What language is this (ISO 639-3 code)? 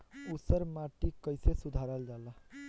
bho